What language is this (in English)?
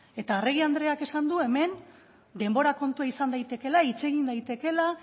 Basque